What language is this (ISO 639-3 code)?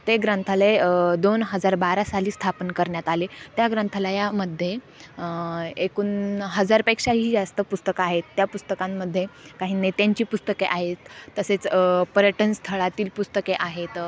mar